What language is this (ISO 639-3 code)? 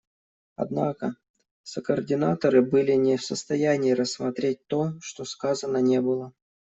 rus